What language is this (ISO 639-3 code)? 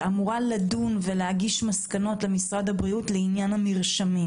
heb